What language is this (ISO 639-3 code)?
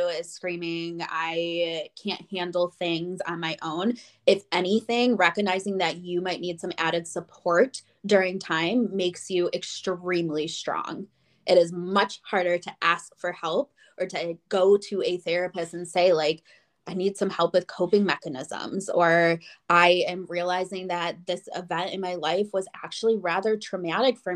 eng